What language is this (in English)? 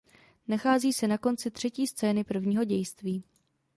Czech